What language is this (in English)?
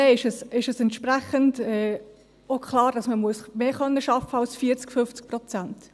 Swiss German